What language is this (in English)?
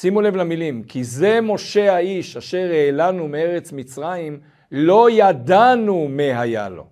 Hebrew